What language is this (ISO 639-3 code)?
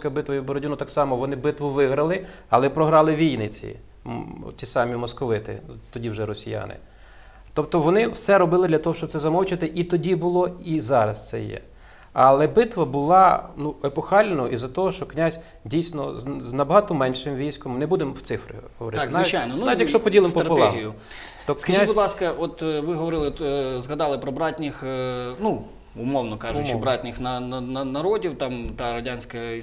ukr